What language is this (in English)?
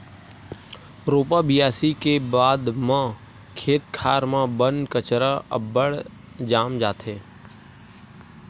Chhattisgarhi